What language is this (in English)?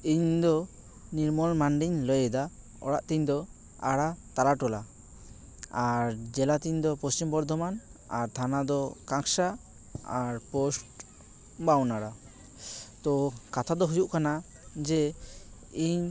Santali